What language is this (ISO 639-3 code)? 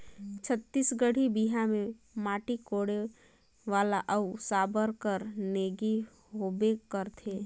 hne